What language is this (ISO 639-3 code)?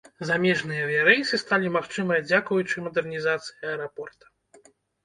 bel